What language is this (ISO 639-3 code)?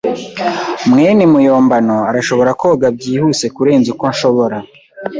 kin